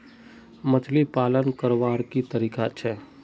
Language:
Magahi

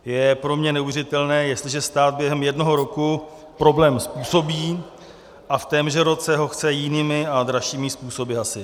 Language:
Czech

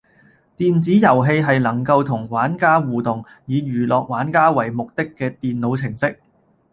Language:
Cantonese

